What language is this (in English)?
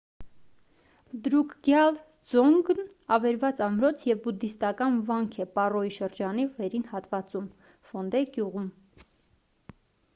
Armenian